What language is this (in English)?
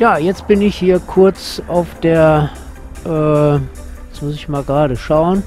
German